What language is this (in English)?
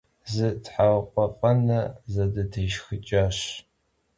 Kabardian